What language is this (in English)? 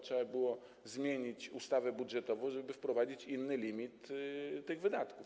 Polish